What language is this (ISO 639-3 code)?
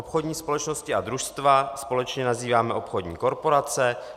ces